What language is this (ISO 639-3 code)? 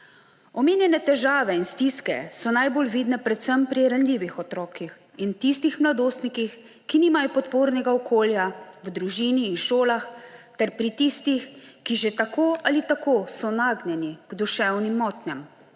slv